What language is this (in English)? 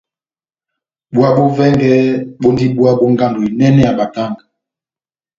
Batanga